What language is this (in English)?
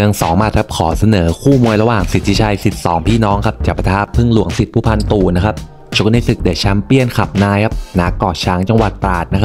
Thai